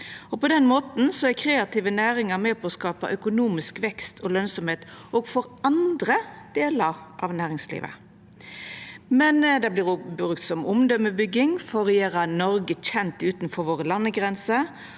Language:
Norwegian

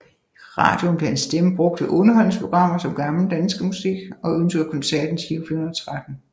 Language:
Danish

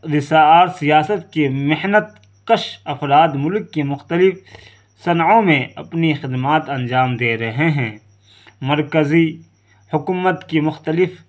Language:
Urdu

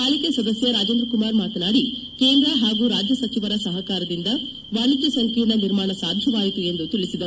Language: Kannada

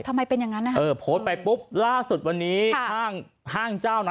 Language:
Thai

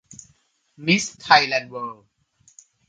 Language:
Thai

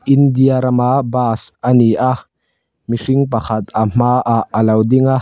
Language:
Mizo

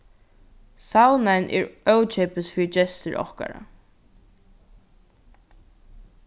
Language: Faroese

